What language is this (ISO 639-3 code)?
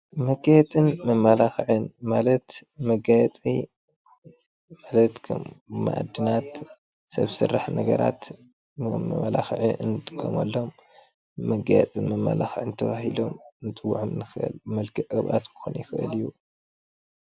tir